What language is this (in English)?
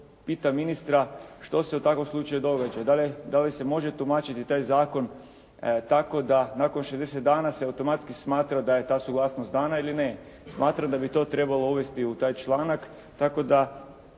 Croatian